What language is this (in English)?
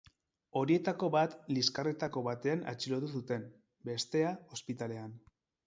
Basque